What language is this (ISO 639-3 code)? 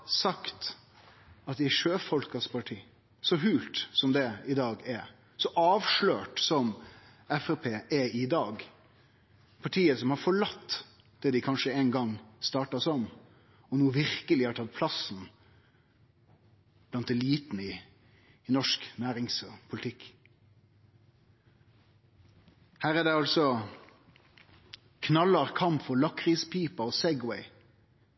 nno